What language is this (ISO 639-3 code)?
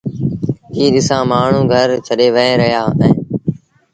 sbn